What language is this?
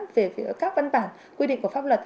Vietnamese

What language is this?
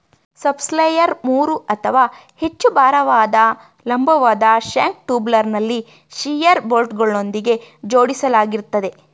Kannada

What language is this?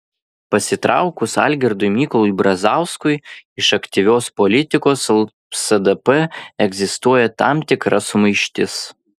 Lithuanian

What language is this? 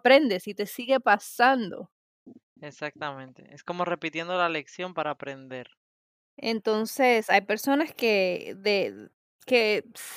Spanish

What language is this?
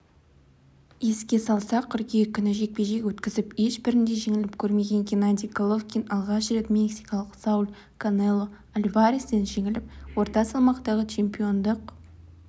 Kazakh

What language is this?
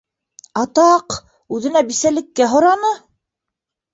Bashkir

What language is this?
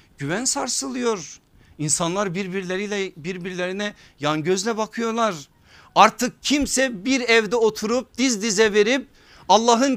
Turkish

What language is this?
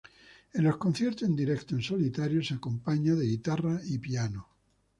Spanish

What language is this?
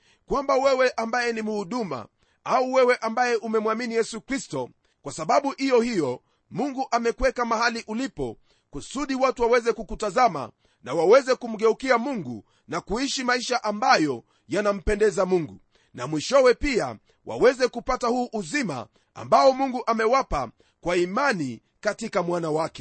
Swahili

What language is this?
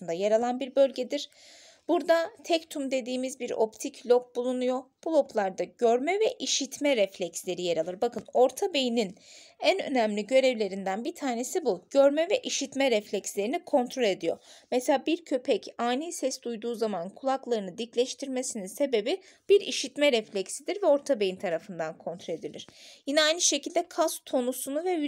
Turkish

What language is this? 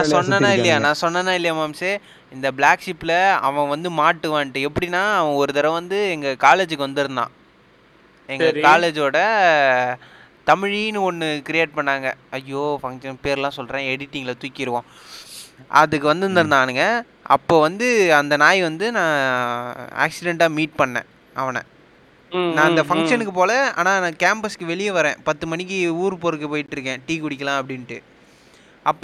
Tamil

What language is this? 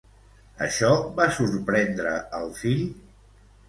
Catalan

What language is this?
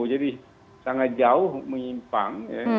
Indonesian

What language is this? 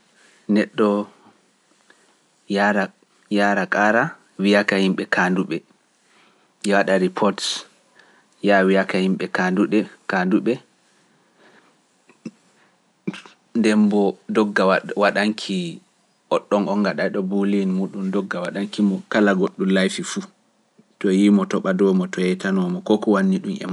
Pular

